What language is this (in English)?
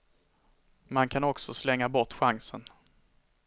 Swedish